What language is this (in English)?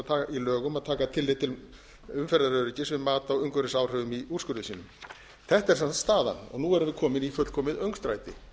Icelandic